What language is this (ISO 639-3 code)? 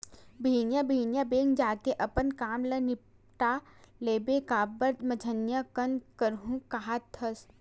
hne